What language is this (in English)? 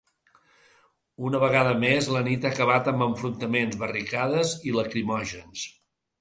Catalan